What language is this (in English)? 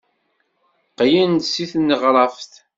Kabyle